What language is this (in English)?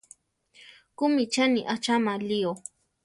Central Tarahumara